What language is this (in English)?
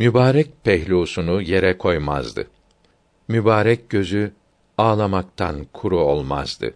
Turkish